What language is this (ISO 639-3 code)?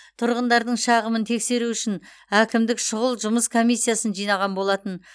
kaz